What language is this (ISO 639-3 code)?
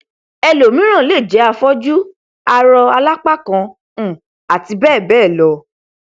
yor